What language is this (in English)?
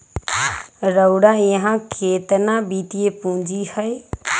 Magahi